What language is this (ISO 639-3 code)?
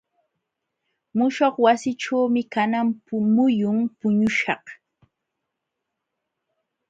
qxw